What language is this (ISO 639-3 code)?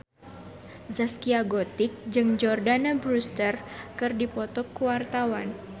sun